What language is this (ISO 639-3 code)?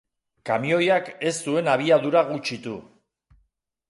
eus